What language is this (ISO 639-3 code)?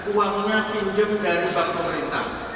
ind